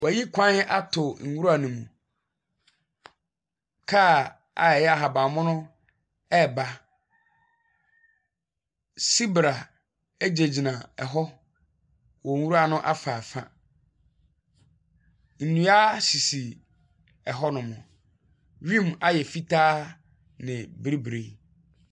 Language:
Akan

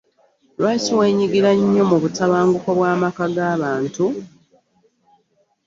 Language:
Ganda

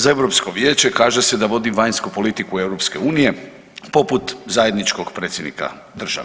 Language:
Croatian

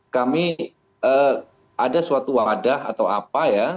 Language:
Indonesian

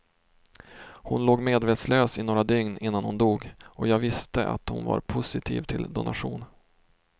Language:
Swedish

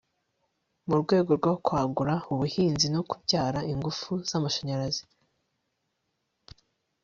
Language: Kinyarwanda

